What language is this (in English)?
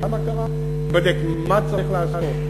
Hebrew